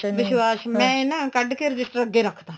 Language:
Punjabi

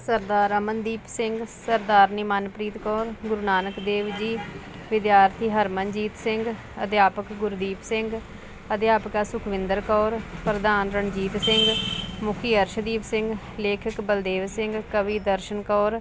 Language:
Punjabi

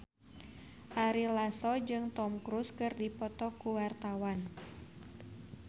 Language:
Sundanese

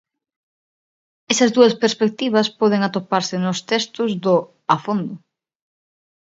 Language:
Galician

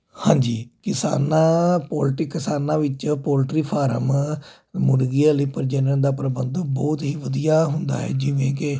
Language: Punjabi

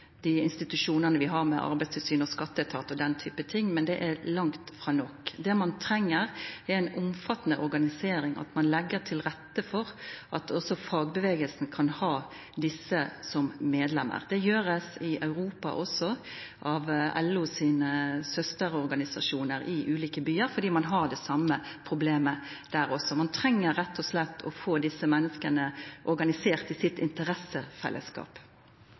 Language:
Norwegian Nynorsk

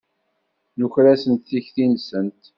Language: Kabyle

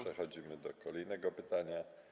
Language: Polish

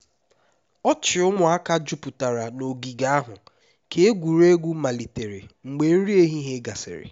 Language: Igbo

